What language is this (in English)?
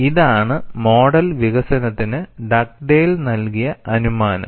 Malayalam